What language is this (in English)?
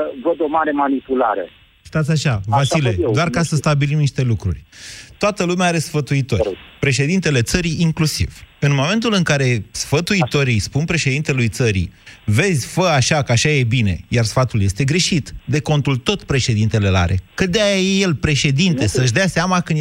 Romanian